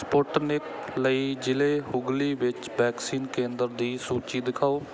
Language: Punjabi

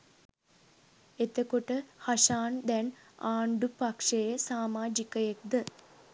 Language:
Sinhala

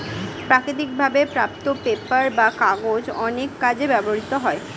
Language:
Bangla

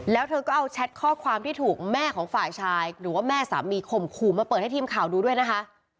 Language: Thai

